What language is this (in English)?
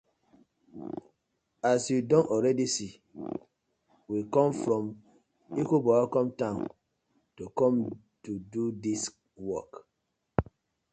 Nigerian Pidgin